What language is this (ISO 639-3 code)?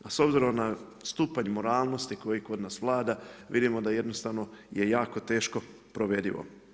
hrv